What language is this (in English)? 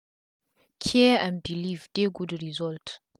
Nigerian Pidgin